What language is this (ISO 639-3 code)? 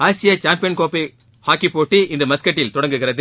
tam